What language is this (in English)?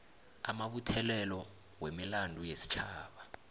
South Ndebele